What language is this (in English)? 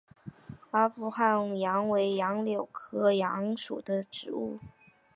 Chinese